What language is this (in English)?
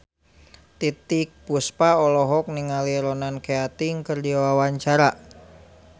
Sundanese